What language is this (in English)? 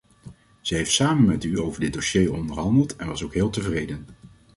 Dutch